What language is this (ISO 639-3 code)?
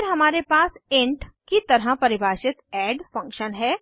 hin